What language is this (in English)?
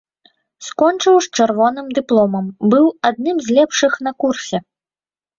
Belarusian